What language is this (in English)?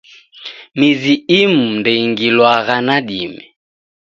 Taita